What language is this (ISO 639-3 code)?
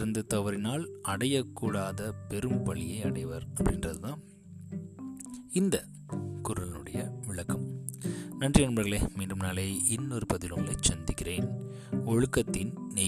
tam